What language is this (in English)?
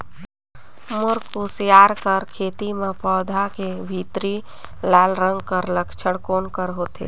Chhattisgarhi